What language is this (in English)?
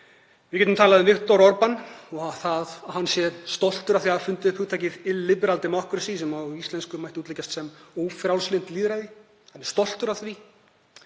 Icelandic